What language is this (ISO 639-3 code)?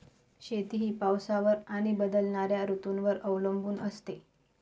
mar